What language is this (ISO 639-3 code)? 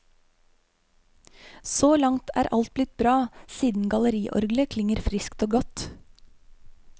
nor